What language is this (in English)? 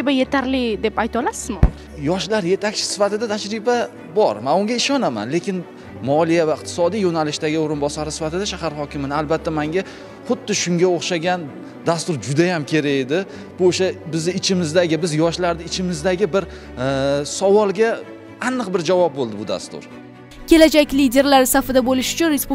Russian